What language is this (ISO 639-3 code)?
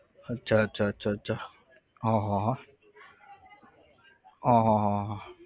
guj